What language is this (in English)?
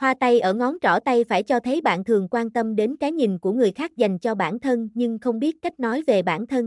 Vietnamese